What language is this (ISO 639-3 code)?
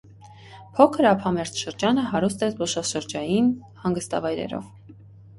hye